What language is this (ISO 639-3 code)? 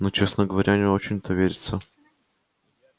rus